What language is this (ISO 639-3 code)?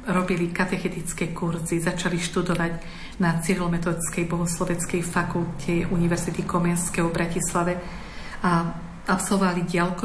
slk